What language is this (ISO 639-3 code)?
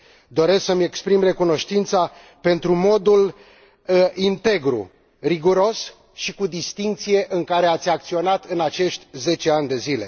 ron